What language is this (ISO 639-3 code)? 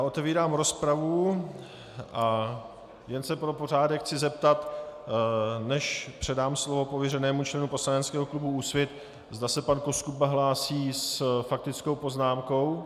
ces